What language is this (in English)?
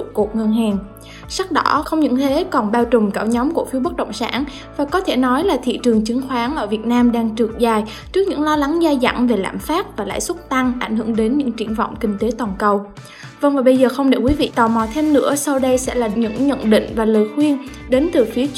Vietnamese